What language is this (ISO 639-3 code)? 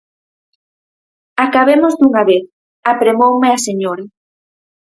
glg